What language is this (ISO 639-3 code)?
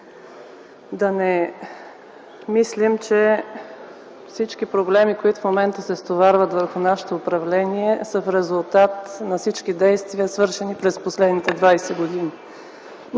bul